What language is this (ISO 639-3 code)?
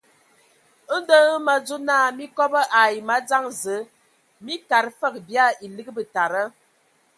ewo